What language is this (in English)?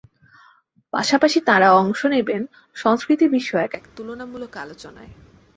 Bangla